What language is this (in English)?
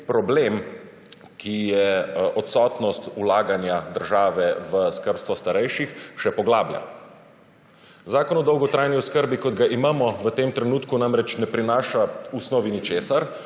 Slovenian